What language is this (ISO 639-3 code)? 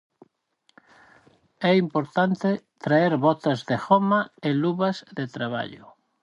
glg